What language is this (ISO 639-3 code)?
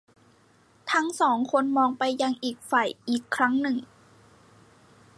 tha